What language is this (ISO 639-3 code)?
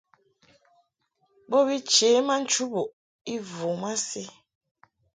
mhk